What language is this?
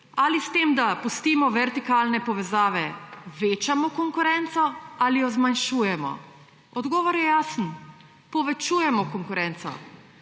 Slovenian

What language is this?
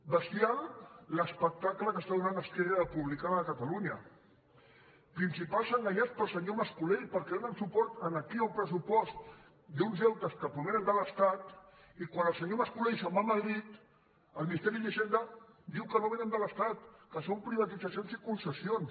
Catalan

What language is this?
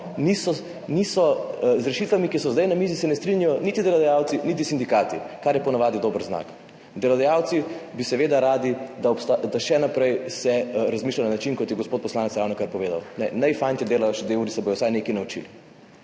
Slovenian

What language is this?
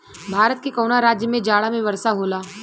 Bhojpuri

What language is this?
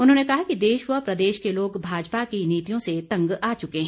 Hindi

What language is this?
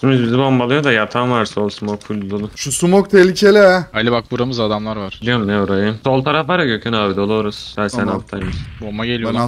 Turkish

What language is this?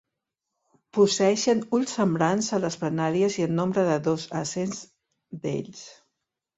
Catalan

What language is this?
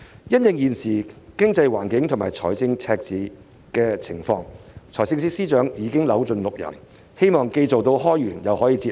Cantonese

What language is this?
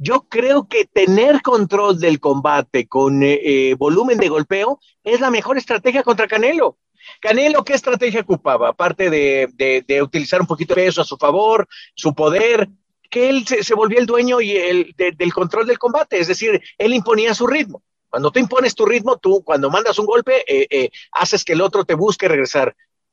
Spanish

